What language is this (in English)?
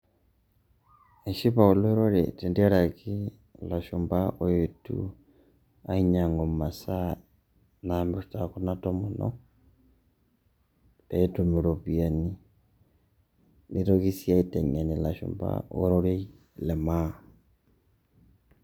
Masai